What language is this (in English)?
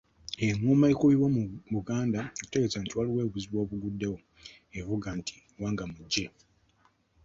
Ganda